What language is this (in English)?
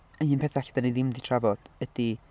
Welsh